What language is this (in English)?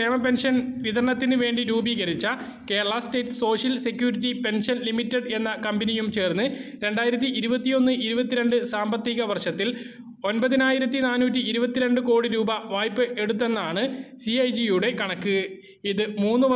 Malayalam